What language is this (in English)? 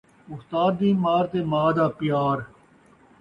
Saraiki